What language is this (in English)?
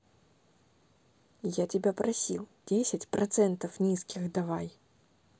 Russian